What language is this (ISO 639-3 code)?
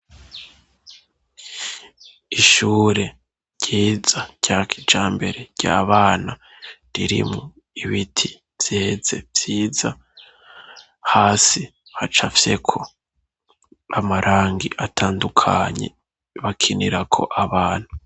run